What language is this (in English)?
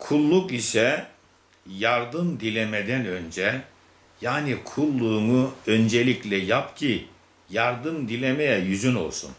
Turkish